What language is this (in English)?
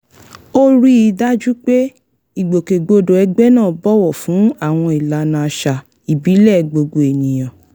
Yoruba